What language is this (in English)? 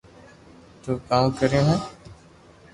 Loarki